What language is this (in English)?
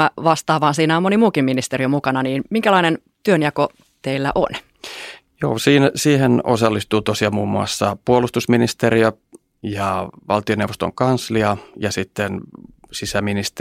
Finnish